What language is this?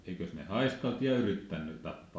Finnish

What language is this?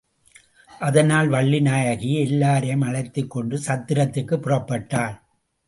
Tamil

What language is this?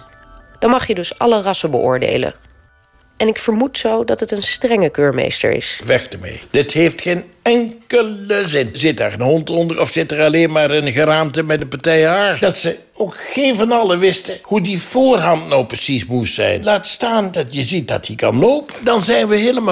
Dutch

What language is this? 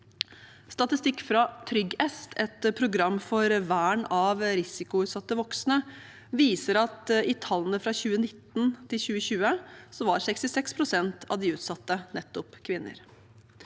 Norwegian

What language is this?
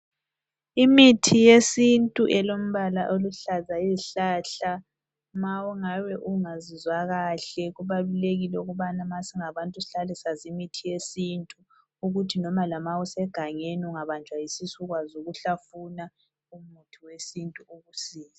North Ndebele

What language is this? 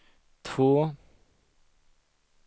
Swedish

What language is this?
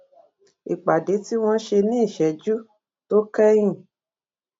Yoruba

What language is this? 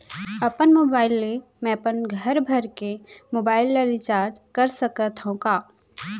Chhattisgarhi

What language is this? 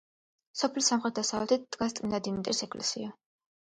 Georgian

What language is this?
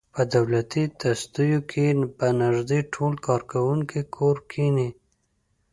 Pashto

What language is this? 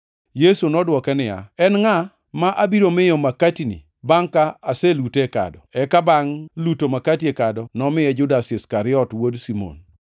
Luo (Kenya and Tanzania)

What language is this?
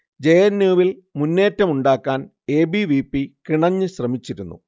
Malayalam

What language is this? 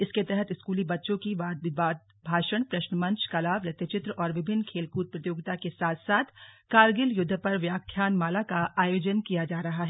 Hindi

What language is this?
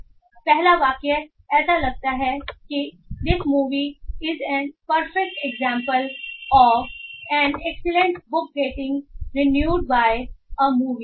Hindi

